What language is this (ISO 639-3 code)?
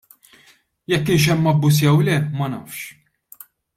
mlt